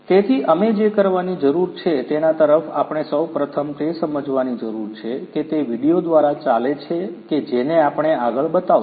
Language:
Gujarati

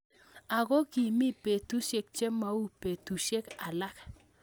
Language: Kalenjin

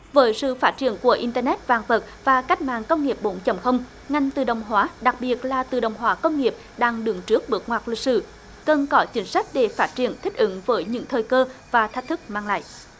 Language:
Vietnamese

